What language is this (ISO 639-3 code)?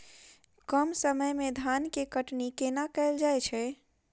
mai